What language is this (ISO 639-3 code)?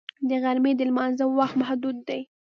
pus